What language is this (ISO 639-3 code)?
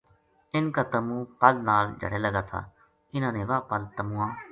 gju